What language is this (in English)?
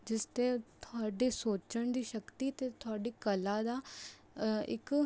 Punjabi